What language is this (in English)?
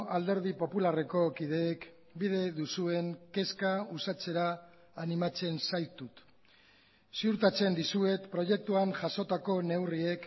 Basque